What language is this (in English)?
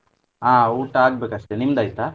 Kannada